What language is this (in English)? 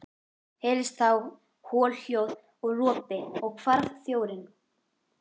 Icelandic